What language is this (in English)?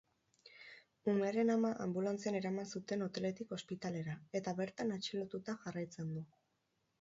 Basque